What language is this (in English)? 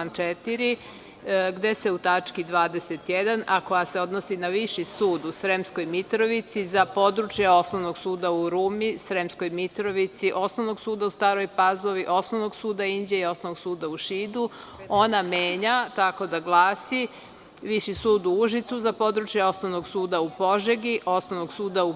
Serbian